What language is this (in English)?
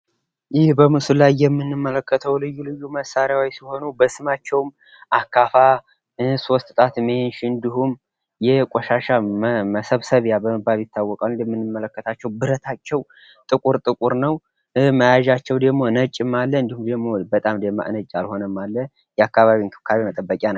Amharic